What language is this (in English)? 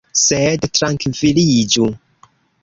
Esperanto